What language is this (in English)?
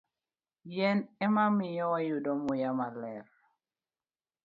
Luo (Kenya and Tanzania)